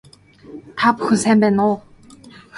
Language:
Mongolian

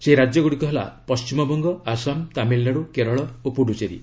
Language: Odia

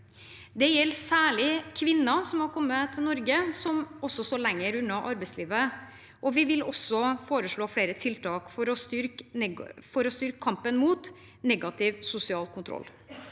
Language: Norwegian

